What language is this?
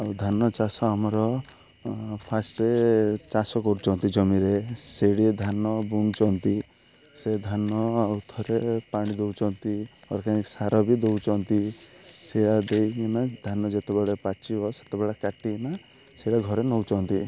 Odia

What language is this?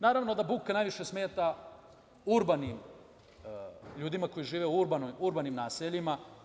Serbian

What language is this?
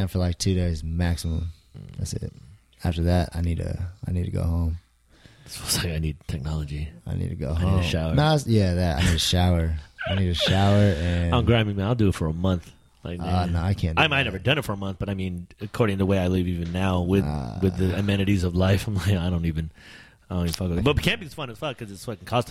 English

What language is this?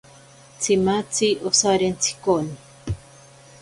Ashéninka Perené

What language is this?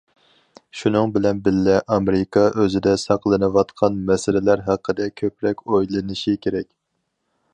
Uyghur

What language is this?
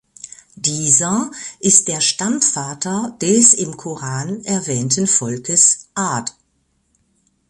German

